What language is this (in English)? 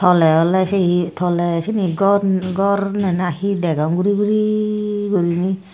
Chakma